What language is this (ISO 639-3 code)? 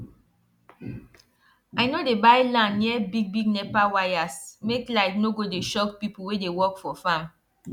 pcm